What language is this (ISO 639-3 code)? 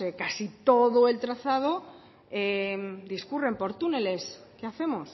spa